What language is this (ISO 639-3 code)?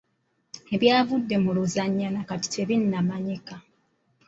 lug